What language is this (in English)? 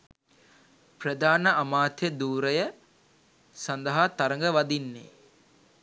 Sinhala